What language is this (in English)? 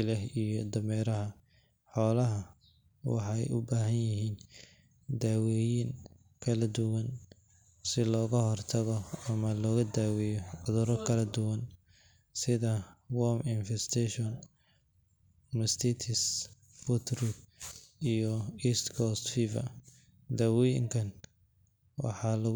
Somali